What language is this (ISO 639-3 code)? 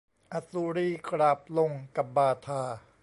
tha